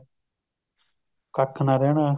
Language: Punjabi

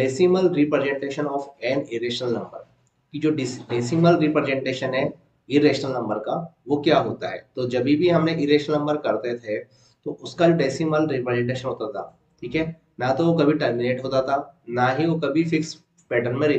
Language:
Hindi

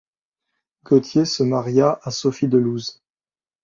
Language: French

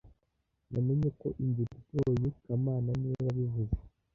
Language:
Kinyarwanda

